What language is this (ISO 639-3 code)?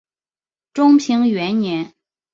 zho